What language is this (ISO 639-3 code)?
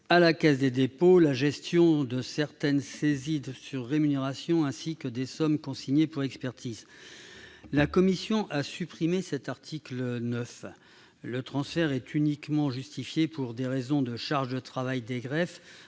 fra